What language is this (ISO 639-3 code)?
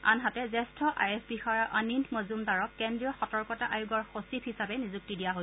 asm